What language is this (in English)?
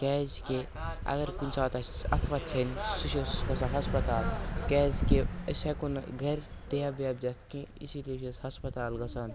Kashmiri